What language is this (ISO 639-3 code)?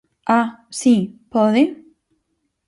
glg